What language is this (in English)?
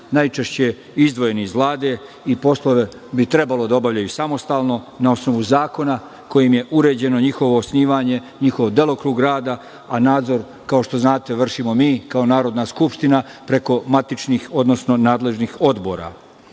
Serbian